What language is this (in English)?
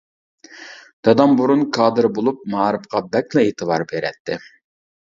Uyghur